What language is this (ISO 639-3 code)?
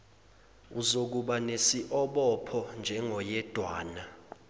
zul